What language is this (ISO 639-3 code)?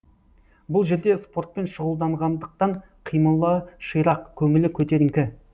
kaz